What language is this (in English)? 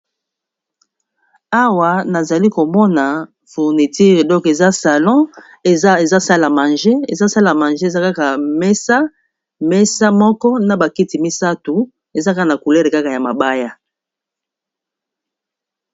Lingala